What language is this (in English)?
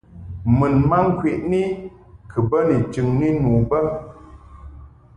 Mungaka